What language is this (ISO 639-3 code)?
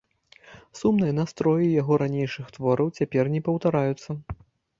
bel